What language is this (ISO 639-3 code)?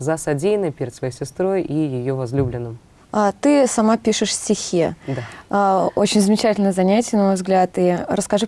rus